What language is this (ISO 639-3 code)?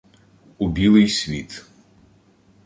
ukr